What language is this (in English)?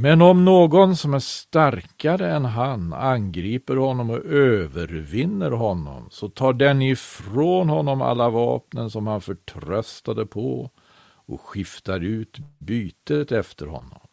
Swedish